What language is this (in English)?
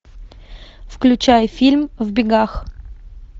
Russian